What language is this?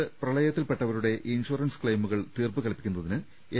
Malayalam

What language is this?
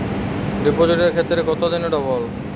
Bangla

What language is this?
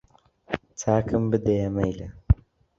Central Kurdish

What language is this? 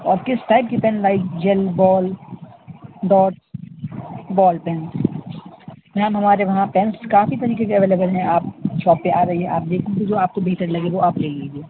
Urdu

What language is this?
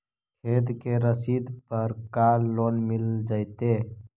Magahi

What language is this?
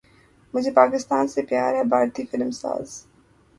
Urdu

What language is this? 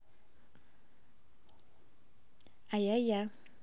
Russian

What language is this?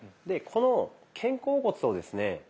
Japanese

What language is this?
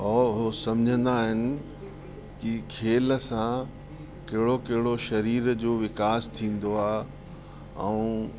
Sindhi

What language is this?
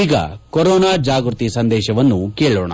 Kannada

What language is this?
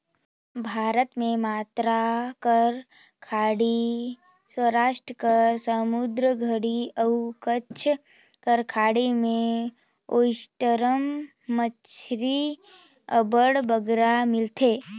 Chhattisgarhi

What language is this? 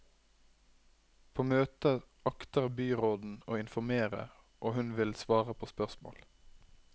Norwegian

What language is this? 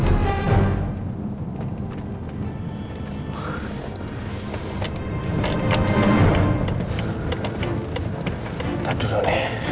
Indonesian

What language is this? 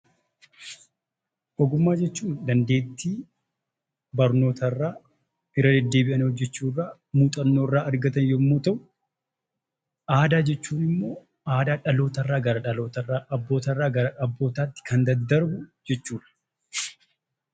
Oromo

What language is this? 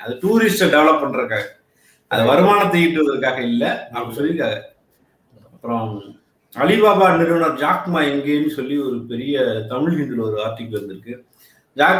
Tamil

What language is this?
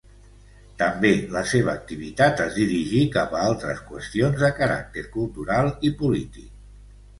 Catalan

